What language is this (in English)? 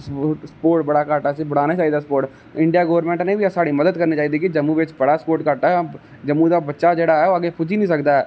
Dogri